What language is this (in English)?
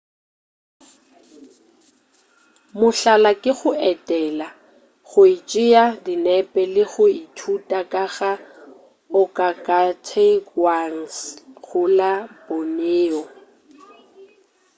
Northern Sotho